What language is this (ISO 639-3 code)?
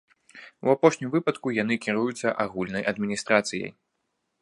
bel